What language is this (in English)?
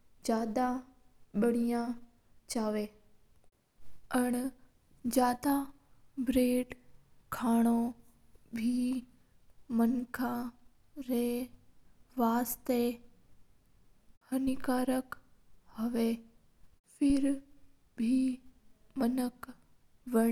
Mewari